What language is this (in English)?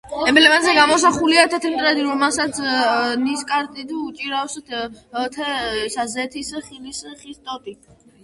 Georgian